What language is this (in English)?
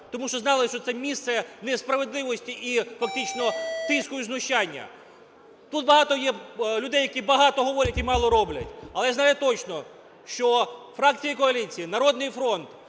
Ukrainian